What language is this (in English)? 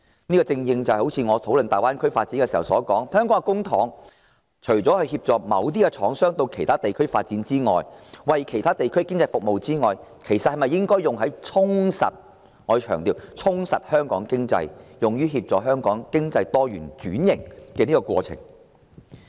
Cantonese